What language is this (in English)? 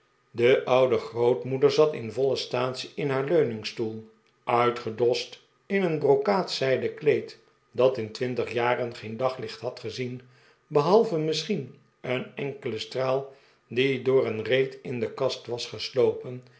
Dutch